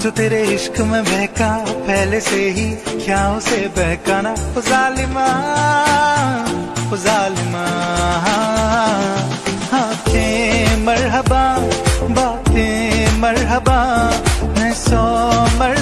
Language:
Hindi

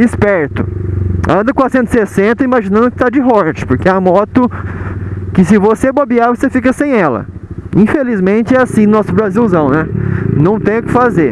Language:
Portuguese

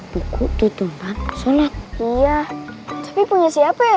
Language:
Indonesian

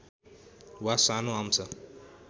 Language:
Nepali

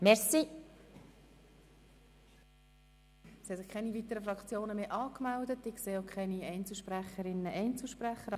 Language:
Swiss German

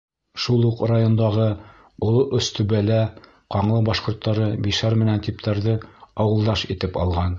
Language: Bashkir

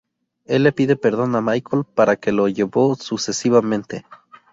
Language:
Spanish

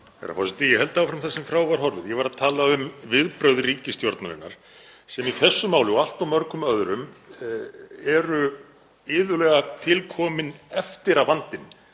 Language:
Icelandic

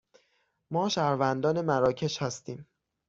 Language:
Persian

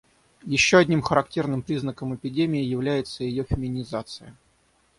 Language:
Russian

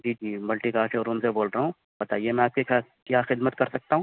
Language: Urdu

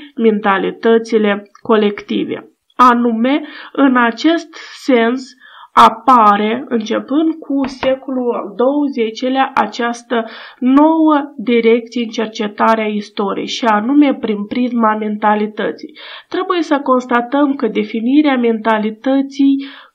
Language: Romanian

